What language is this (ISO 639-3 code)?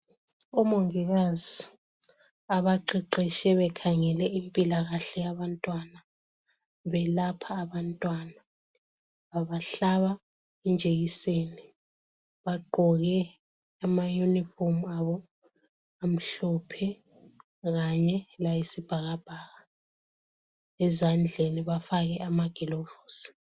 nde